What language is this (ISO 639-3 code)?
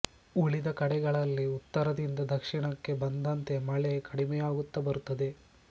kan